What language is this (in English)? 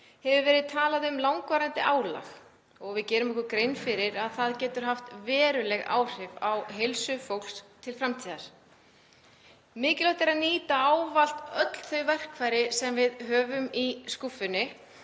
Icelandic